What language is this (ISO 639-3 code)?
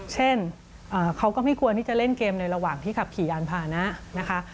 tha